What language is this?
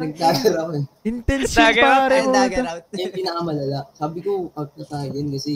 Filipino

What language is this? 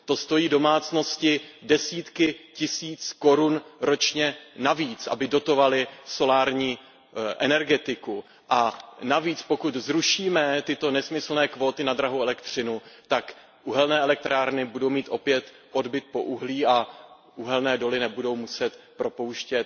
Czech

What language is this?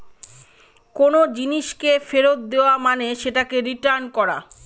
Bangla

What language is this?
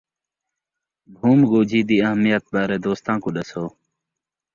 Saraiki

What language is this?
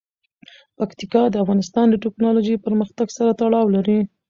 Pashto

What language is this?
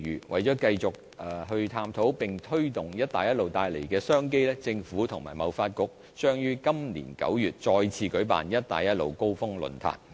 Cantonese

